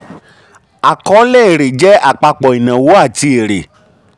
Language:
Yoruba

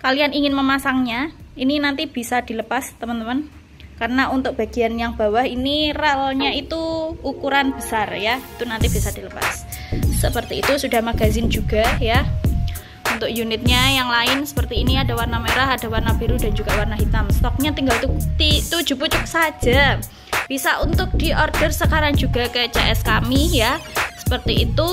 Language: Indonesian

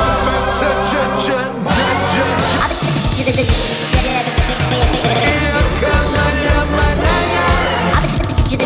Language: Croatian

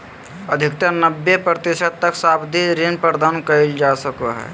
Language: Magahi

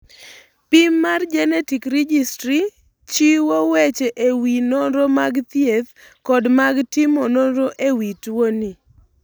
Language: Luo (Kenya and Tanzania)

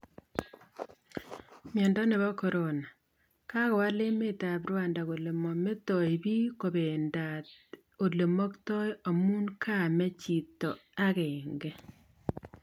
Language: Kalenjin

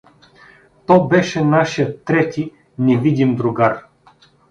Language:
Bulgarian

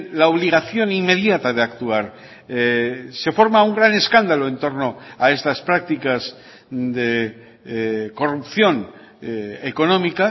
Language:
Spanish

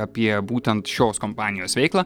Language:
Lithuanian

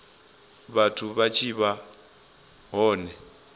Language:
Venda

